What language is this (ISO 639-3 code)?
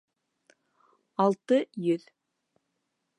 bak